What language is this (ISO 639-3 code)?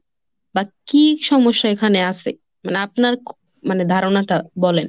ben